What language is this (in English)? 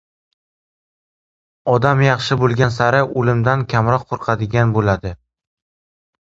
Uzbek